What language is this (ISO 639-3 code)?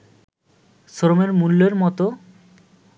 ben